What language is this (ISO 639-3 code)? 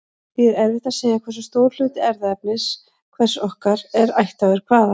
isl